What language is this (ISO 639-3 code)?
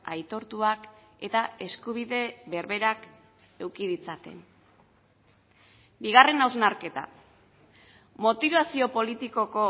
eus